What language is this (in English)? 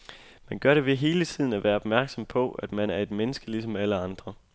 Danish